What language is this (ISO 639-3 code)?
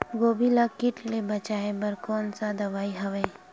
hne